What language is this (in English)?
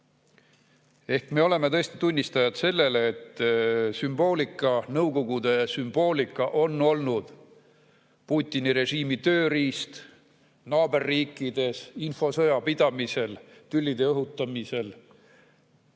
Estonian